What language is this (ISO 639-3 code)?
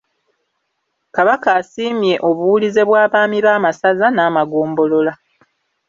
lug